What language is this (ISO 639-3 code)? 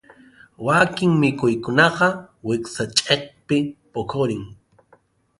qxu